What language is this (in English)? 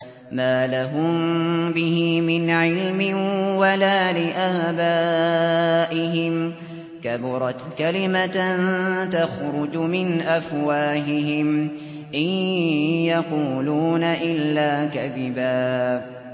Arabic